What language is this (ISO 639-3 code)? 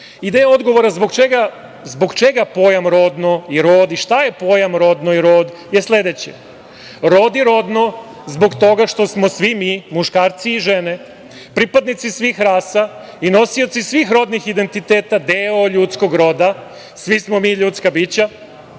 srp